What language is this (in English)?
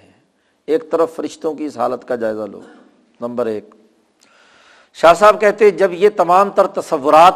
Urdu